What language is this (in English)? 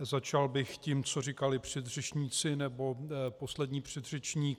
Czech